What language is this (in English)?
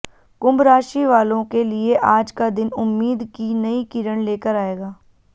Hindi